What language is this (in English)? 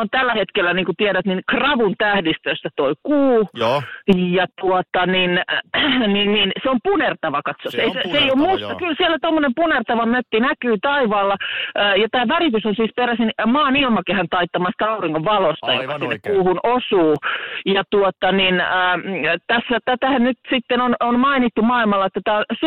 Finnish